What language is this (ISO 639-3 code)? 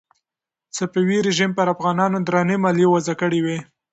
pus